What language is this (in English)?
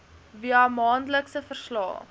Afrikaans